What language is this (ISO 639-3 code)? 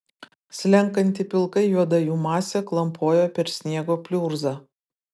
lit